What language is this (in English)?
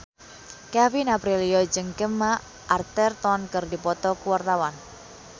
Sundanese